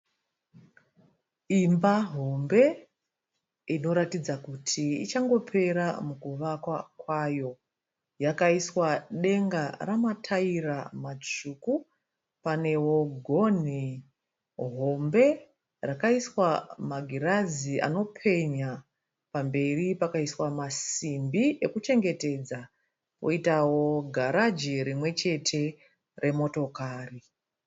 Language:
Shona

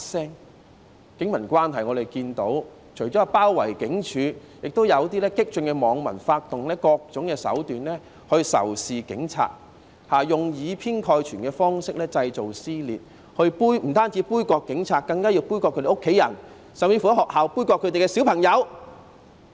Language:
Cantonese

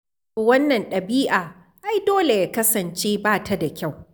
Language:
Hausa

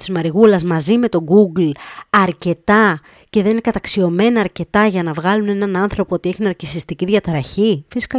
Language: Greek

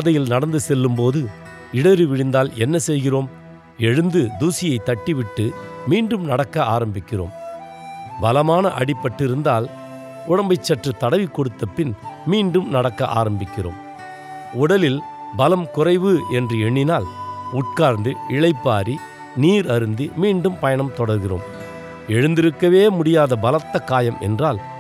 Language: Tamil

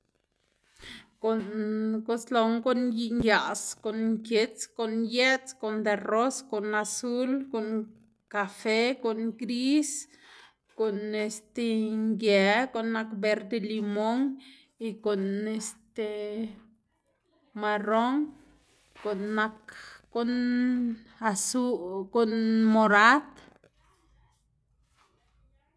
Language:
Xanaguía Zapotec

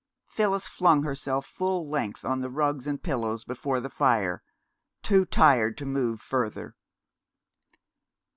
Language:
English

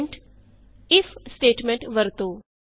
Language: Punjabi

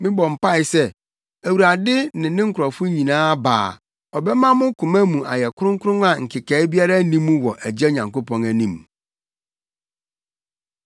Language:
Akan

